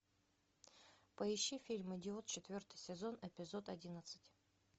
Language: Russian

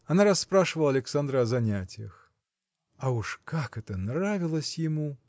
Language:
Russian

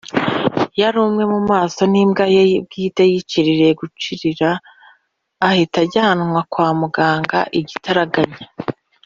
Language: Kinyarwanda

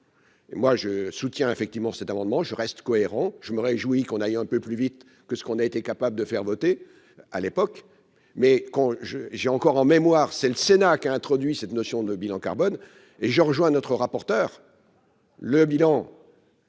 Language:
French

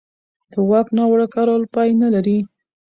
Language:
Pashto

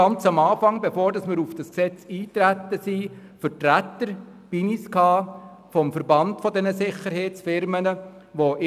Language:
Swiss German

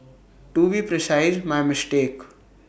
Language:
English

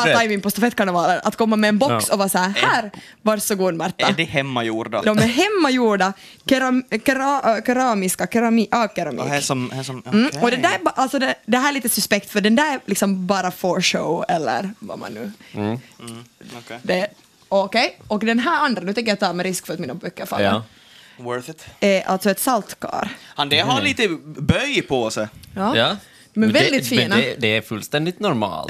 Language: Swedish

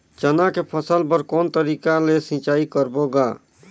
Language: Chhattisgarhi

